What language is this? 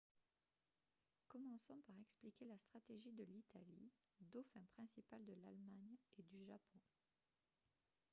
French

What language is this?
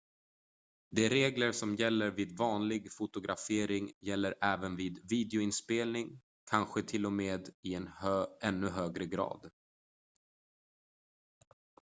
Swedish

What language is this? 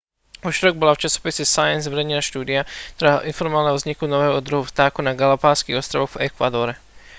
Slovak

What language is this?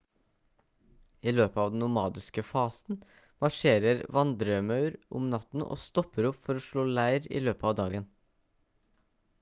Norwegian Bokmål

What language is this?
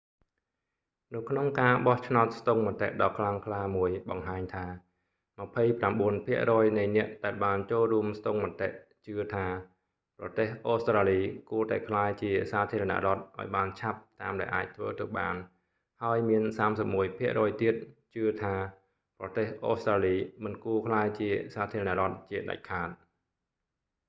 Khmer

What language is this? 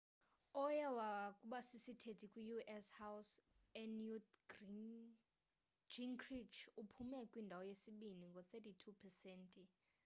Xhosa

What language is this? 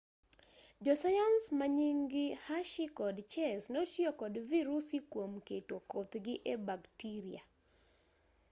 Luo (Kenya and Tanzania)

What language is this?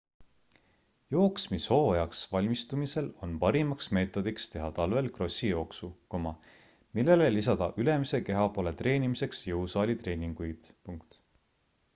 Estonian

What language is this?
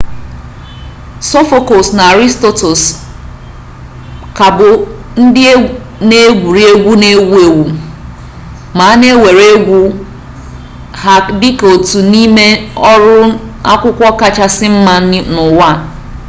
Igbo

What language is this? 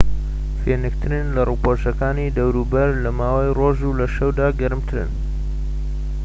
Central Kurdish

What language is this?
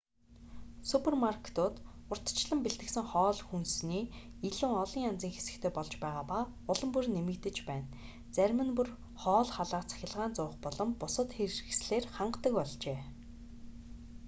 Mongolian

